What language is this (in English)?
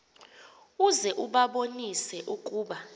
Xhosa